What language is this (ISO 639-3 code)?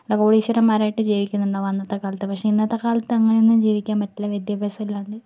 mal